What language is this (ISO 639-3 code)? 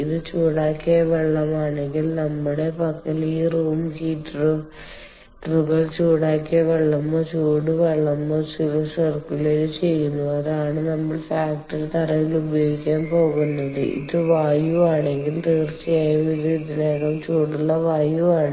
mal